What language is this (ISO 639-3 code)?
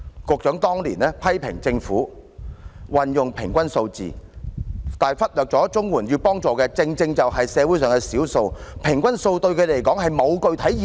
yue